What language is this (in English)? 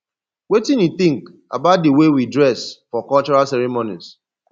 Nigerian Pidgin